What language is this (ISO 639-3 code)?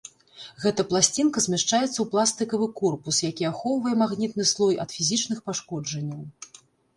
bel